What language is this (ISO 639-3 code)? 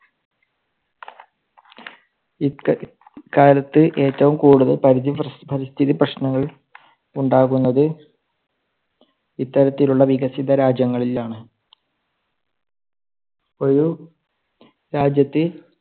mal